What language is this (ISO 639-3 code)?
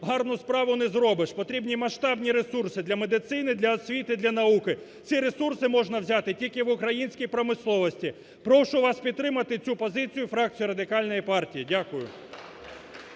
ukr